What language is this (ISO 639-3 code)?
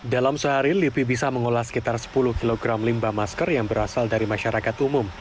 ind